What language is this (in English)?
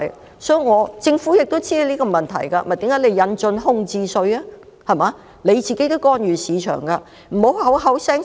Cantonese